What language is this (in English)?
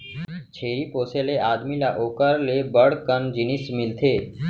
Chhattisgarhi